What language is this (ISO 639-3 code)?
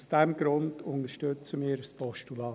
gsw